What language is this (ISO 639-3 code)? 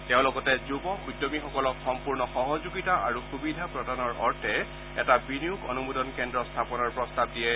asm